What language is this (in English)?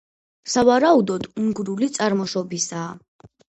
Georgian